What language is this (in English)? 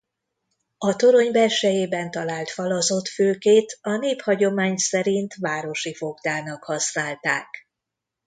Hungarian